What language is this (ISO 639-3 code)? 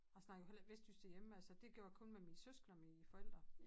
dan